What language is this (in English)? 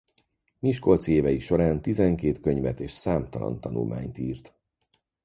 Hungarian